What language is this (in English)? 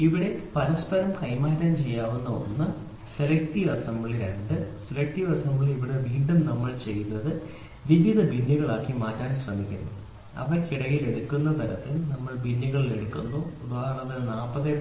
Malayalam